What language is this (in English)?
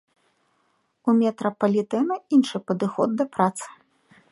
Belarusian